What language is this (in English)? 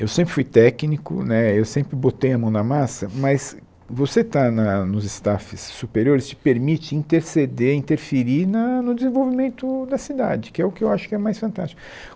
Portuguese